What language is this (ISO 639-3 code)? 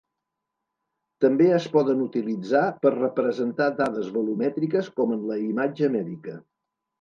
cat